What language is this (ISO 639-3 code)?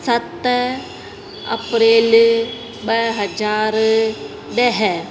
snd